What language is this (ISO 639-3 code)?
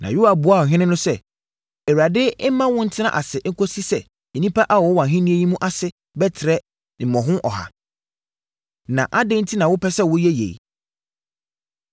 aka